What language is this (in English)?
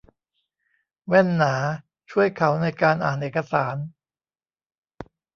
Thai